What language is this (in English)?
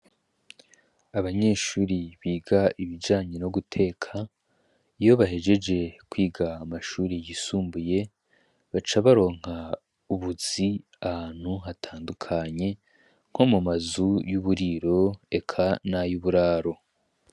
Rundi